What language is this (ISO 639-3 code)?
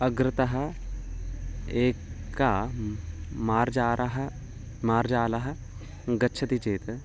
san